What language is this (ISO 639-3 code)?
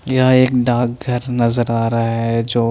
hin